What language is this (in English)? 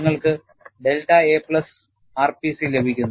Malayalam